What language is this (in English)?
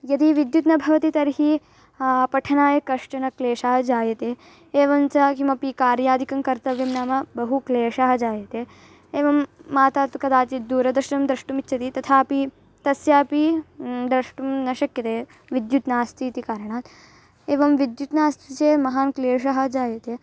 Sanskrit